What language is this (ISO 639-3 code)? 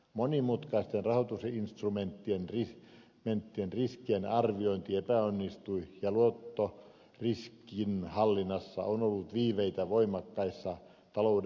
fin